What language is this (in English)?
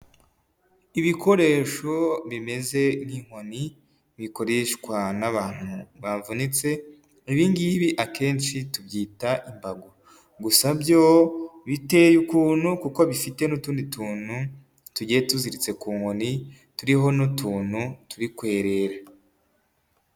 Kinyarwanda